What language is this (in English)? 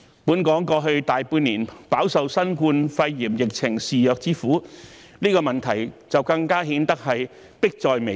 Cantonese